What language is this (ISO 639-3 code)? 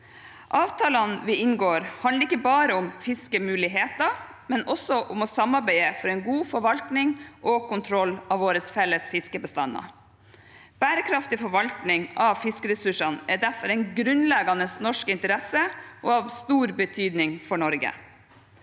nor